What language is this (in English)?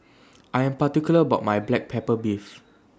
English